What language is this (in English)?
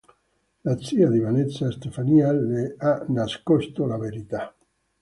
Italian